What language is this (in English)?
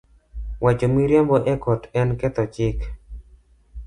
Luo (Kenya and Tanzania)